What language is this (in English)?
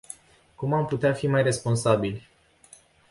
Romanian